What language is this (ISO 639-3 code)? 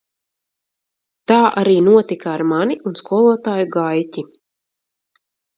lav